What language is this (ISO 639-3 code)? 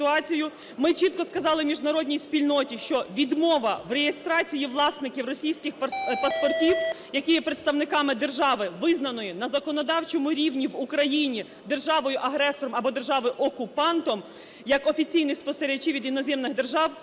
ukr